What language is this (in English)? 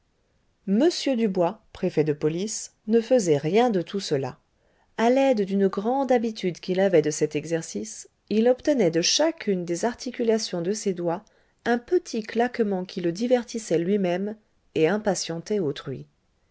French